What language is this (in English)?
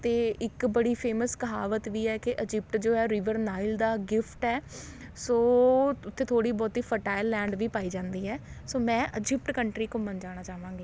Punjabi